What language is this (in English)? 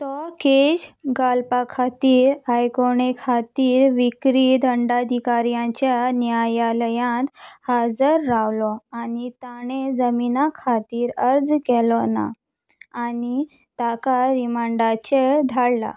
Konkani